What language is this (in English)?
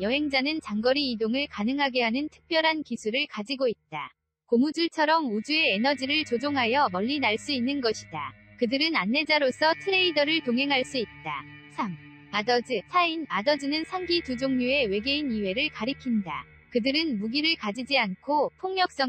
Korean